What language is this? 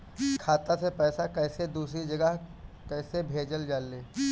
Bhojpuri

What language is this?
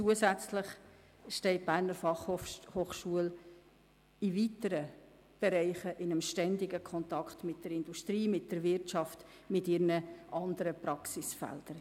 Swiss German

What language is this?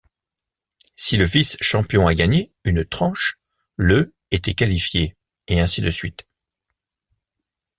French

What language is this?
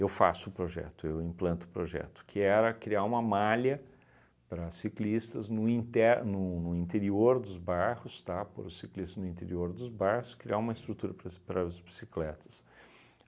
Portuguese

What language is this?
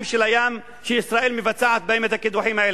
Hebrew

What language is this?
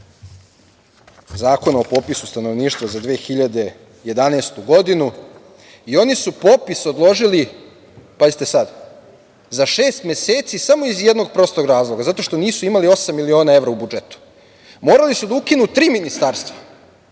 Serbian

